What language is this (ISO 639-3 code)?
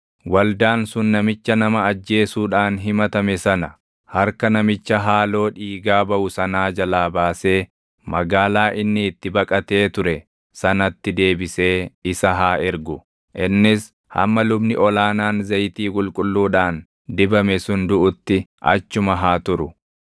orm